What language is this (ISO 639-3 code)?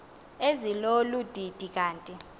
xho